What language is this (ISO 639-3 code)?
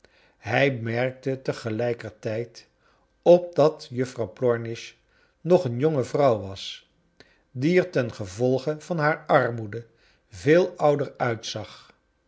nld